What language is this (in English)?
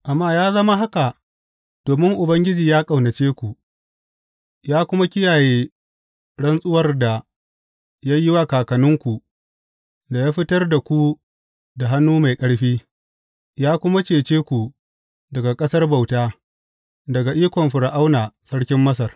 Hausa